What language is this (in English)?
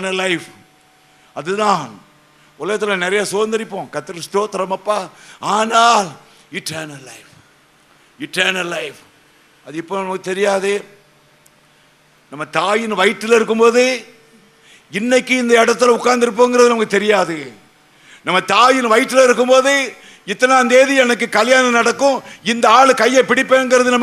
Tamil